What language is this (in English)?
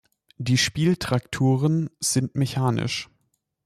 German